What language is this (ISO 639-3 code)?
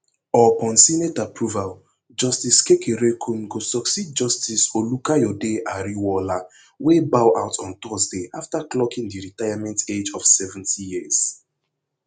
pcm